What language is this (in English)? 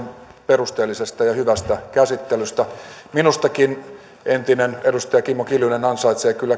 Finnish